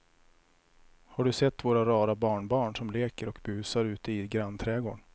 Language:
Swedish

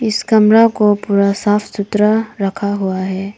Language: Hindi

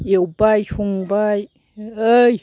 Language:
Bodo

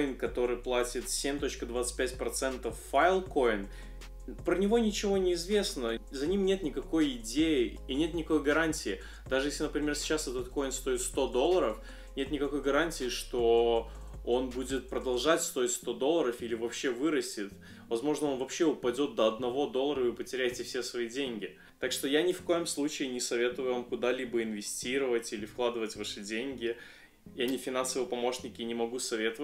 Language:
Russian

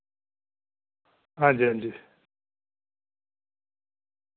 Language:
Dogri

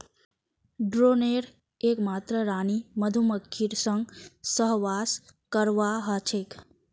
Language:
Magahi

